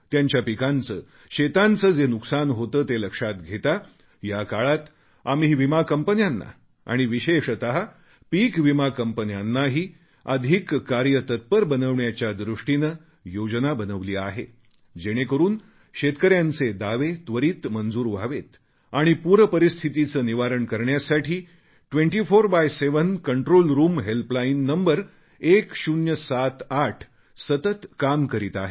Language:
Marathi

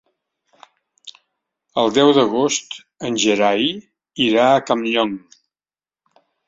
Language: Catalan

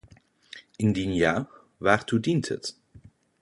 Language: Dutch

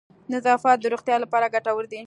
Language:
Pashto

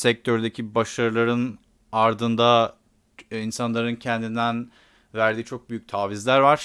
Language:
Turkish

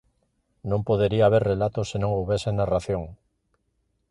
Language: Galician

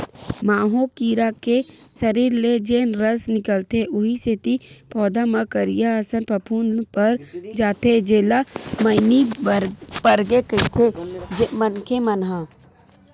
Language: Chhattisgarhi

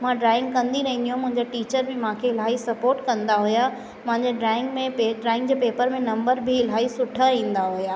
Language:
Sindhi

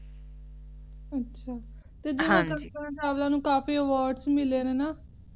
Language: Punjabi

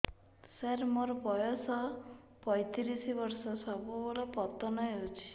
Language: Odia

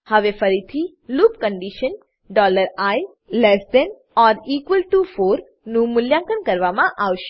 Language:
Gujarati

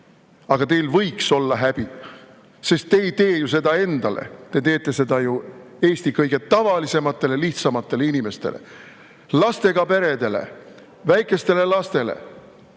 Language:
Estonian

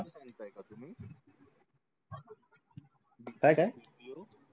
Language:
Marathi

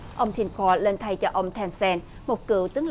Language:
Vietnamese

